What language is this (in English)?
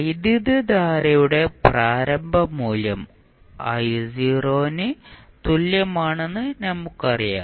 Malayalam